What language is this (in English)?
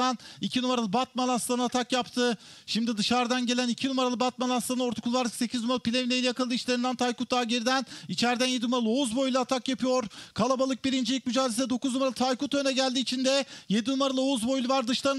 Turkish